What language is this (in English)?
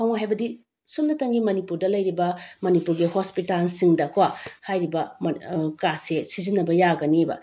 Manipuri